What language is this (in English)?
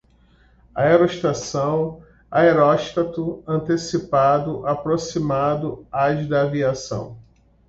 Portuguese